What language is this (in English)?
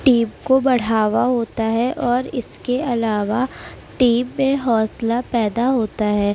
Urdu